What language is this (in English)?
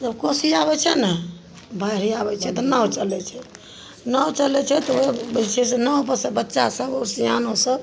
Maithili